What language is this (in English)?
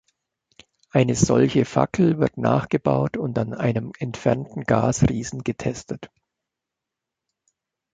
German